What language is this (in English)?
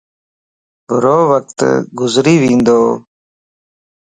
Lasi